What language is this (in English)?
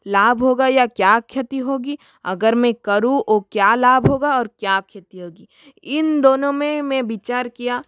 Hindi